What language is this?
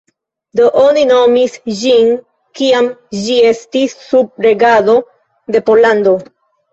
Esperanto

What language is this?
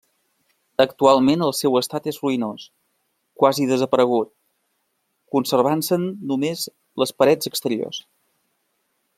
Catalan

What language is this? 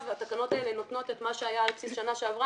Hebrew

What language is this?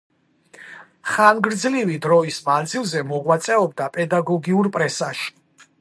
Georgian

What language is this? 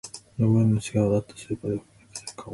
Japanese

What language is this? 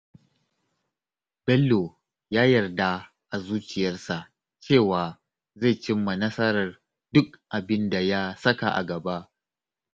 Hausa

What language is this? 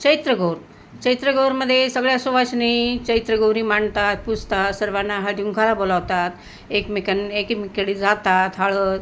Marathi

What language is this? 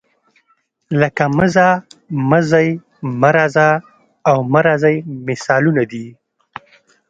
Pashto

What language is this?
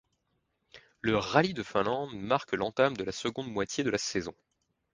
French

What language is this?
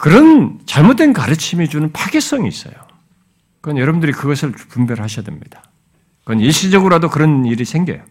Korean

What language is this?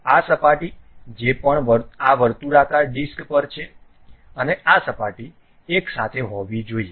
Gujarati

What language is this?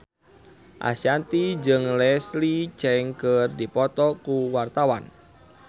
Sundanese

